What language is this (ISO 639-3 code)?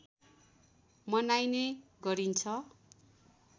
nep